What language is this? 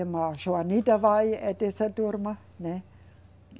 Portuguese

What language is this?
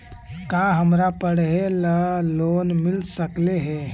Magahi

